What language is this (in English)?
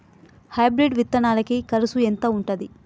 Telugu